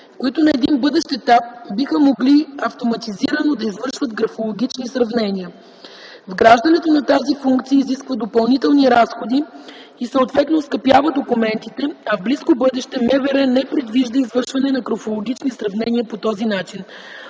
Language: Bulgarian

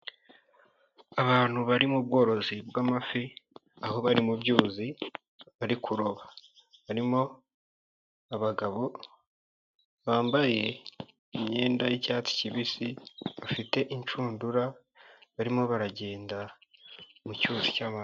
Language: Kinyarwanda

